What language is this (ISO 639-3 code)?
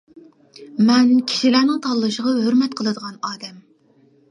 uig